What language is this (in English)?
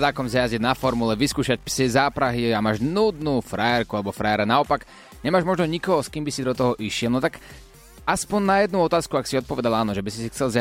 Slovak